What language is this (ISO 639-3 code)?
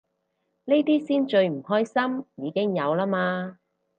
yue